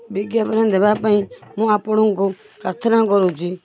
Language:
Odia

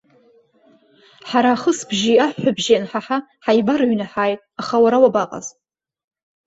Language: Abkhazian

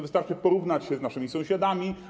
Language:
Polish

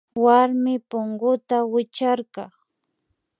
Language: Imbabura Highland Quichua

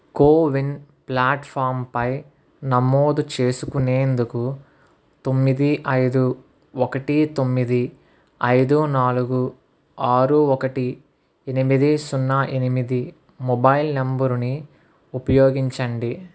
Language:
Telugu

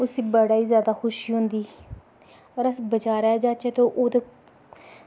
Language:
Dogri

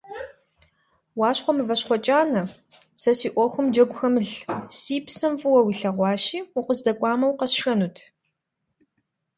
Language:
Kabardian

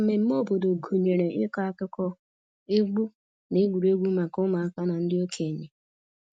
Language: Igbo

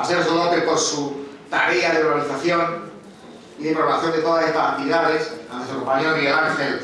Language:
Spanish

